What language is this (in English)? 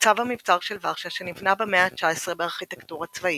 Hebrew